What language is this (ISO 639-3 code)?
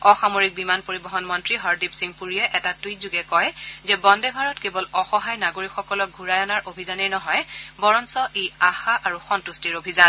asm